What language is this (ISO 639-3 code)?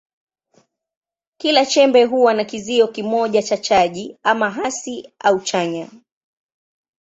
swa